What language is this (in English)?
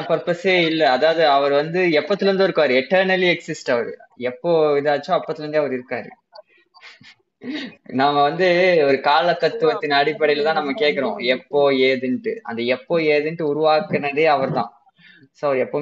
Tamil